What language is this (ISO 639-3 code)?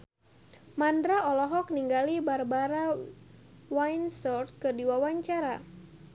sun